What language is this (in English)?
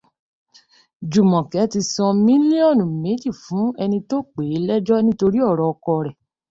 Yoruba